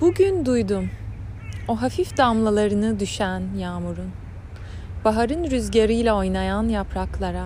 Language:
Turkish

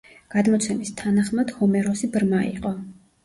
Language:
Georgian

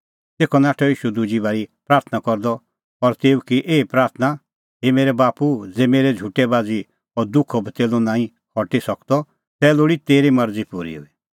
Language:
Kullu Pahari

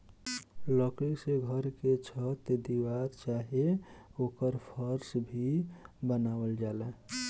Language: Bhojpuri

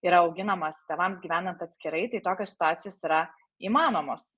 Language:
Lithuanian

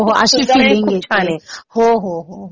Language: Marathi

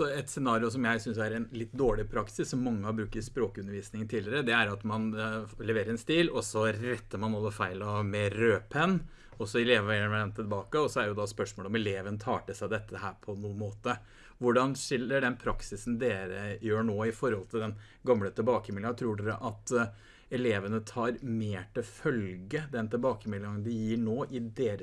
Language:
Norwegian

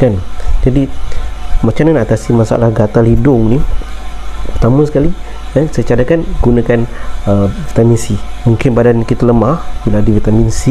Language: Malay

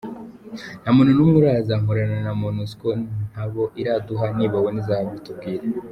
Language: Kinyarwanda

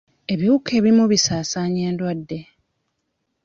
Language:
Ganda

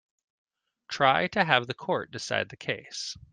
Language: English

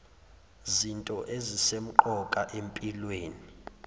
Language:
Zulu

